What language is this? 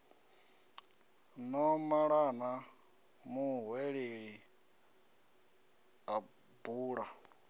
Venda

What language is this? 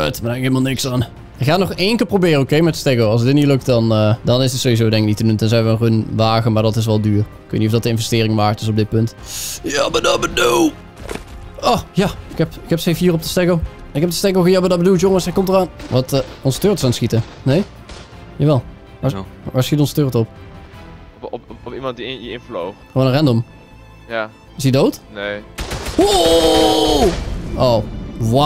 Dutch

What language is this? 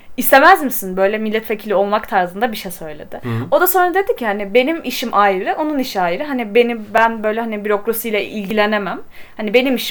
Turkish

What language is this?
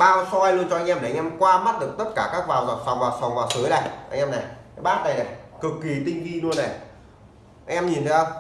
Vietnamese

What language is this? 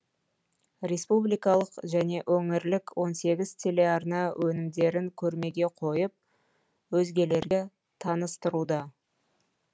Kazakh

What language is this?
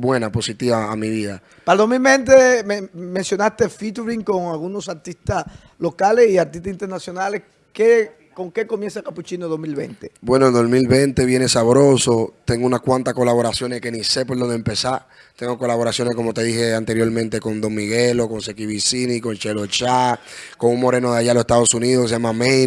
Spanish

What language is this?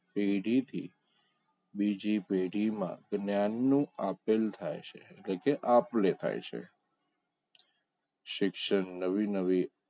Gujarati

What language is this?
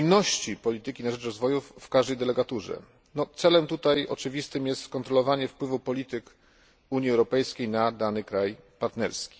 Polish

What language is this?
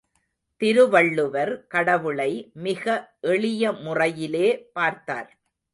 Tamil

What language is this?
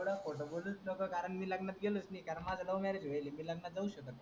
Marathi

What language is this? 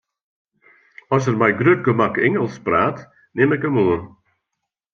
Western Frisian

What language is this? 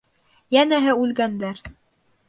Bashkir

